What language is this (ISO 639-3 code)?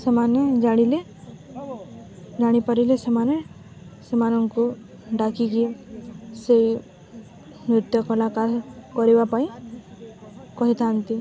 ori